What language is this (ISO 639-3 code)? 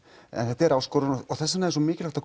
isl